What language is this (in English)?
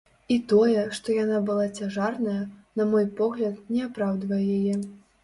Belarusian